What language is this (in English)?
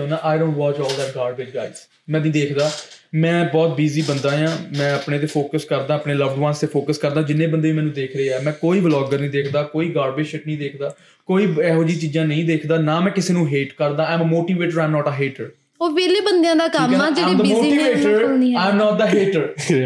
Punjabi